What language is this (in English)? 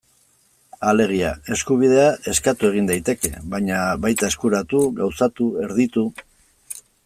Basque